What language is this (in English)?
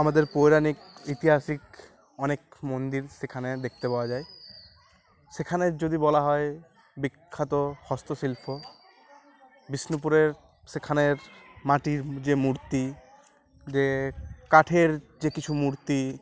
Bangla